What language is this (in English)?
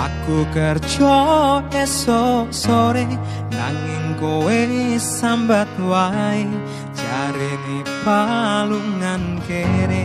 Indonesian